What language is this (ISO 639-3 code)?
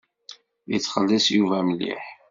kab